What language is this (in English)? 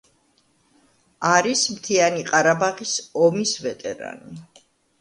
Georgian